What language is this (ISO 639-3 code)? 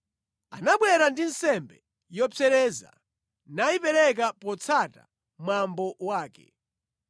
nya